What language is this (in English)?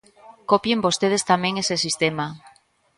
Galician